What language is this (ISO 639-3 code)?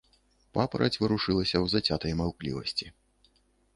bel